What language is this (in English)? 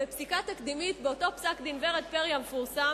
Hebrew